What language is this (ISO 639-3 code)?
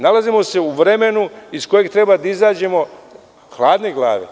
srp